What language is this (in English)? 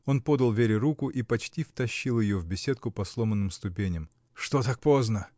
Russian